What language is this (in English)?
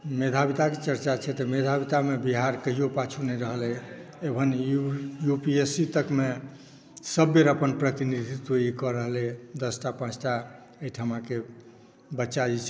Maithili